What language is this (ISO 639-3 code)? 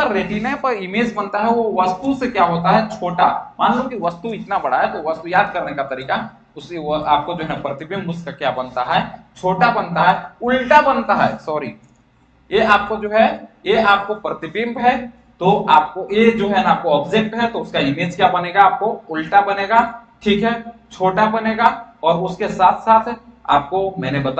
hin